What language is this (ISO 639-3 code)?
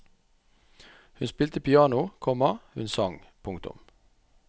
nor